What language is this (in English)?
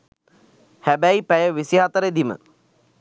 Sinhala